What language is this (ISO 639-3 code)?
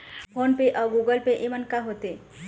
hne